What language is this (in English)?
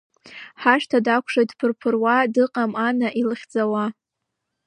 Abkhazian